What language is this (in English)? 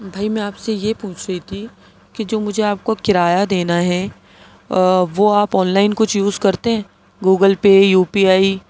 Urdu